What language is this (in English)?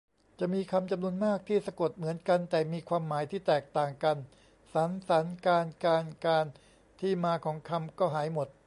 Thai